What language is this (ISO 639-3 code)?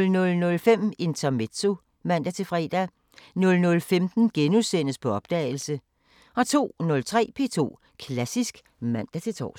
dan